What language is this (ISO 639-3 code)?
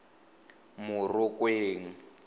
tsn